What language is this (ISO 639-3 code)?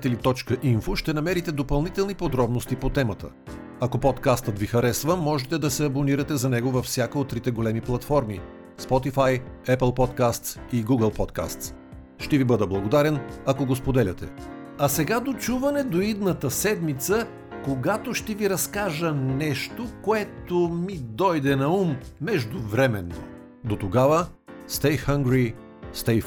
bul